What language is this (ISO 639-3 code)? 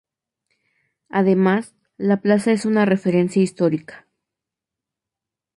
spa